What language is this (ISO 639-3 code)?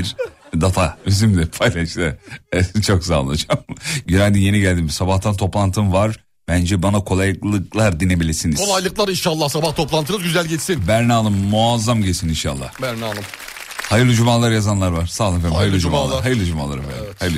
tur